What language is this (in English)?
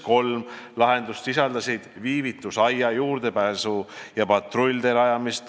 Estonian